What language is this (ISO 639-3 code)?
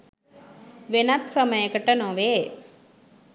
sin